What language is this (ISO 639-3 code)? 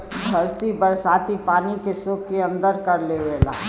bho